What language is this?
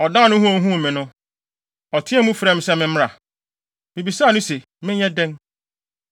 Akan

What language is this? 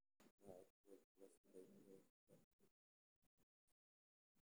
Somali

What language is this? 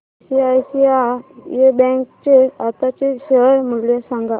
Marathi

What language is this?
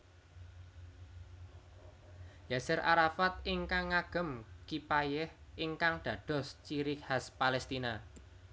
Javanese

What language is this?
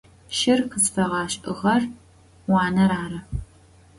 Adyghe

